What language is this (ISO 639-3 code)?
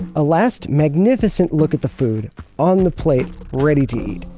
eng